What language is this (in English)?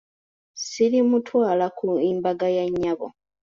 Ganda